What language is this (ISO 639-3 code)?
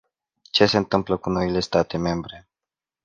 ron